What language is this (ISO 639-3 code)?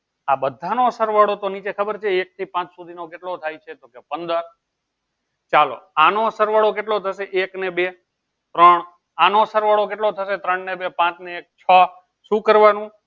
guj